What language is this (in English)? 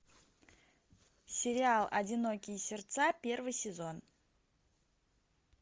Russian